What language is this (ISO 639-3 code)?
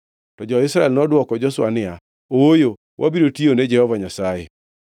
luo